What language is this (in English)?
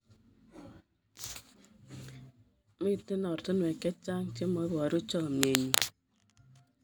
Kalenjin